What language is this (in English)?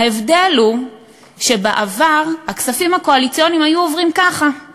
Hebrew